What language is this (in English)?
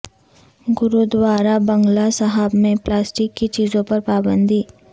Urdu